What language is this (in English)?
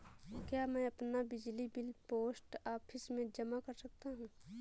Hindi